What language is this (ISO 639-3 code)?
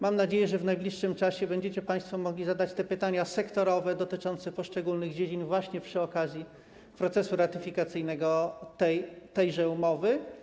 pol